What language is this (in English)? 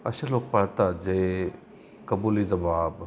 Marathi